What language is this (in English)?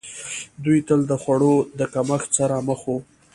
Pashto